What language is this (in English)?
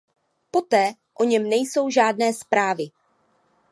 Czech